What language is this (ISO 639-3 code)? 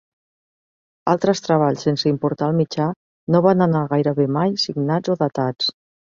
cat